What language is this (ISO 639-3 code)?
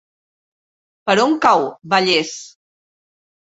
cat